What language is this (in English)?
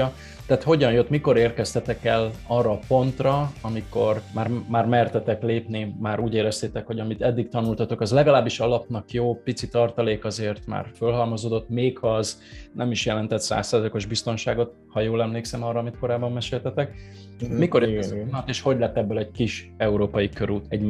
Hungarian